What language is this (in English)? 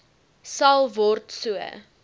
Afrikaans